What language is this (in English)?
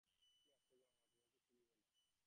Bangla